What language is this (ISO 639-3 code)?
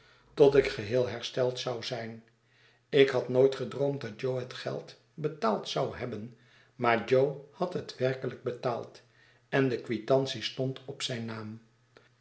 nld